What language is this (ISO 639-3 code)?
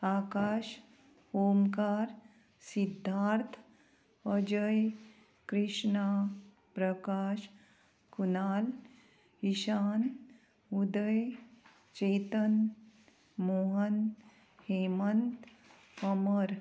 kok